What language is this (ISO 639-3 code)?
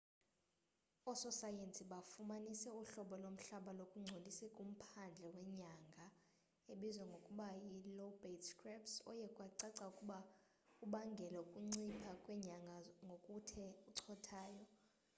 xho